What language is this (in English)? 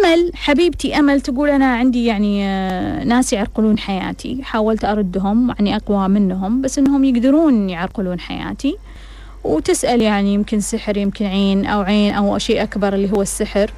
Arabic